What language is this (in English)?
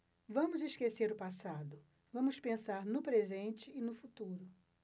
Portuguese